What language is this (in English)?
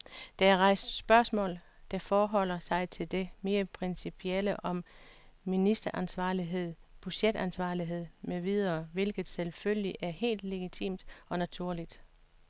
Danish